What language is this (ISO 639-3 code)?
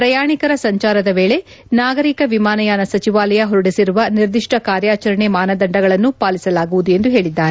kan